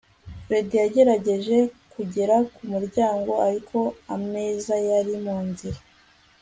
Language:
Kinyarwanda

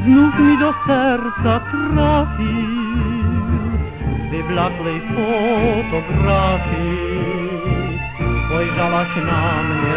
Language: Romanian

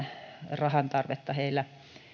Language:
Finnish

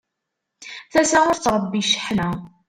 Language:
Kabyle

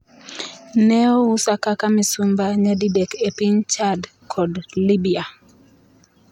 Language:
Luo (Kenya and Tanzania)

